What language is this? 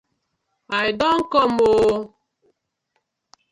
Nigerian Pidgin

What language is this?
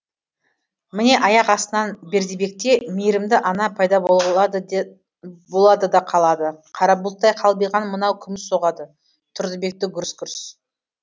Kazakh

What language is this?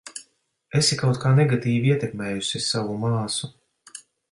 Latvian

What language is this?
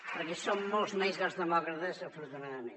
Catalan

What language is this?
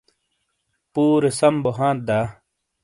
Shina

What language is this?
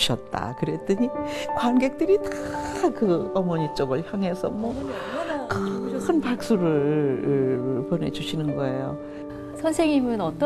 Korean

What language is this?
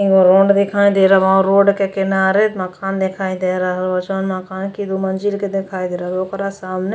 Bhojpuri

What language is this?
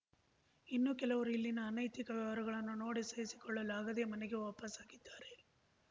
Kannada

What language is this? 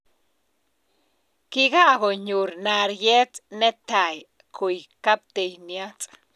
Kalenjin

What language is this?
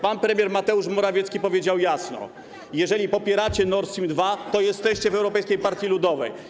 Polish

